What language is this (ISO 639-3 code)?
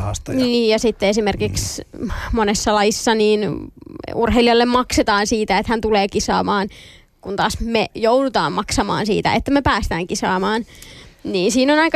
fin